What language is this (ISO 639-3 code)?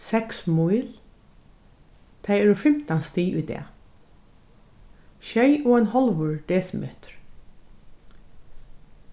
fao